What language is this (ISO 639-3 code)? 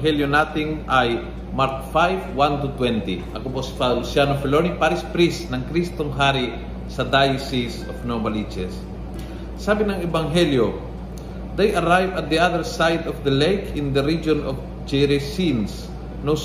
fil